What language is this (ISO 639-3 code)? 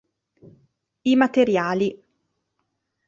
ita